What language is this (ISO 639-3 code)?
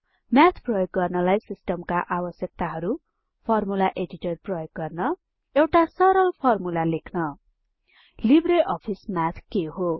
nep